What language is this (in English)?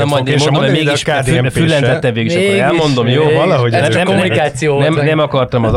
Hungarian